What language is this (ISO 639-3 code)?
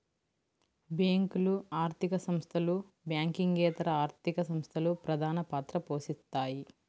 tel